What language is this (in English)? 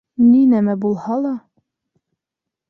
Bashkir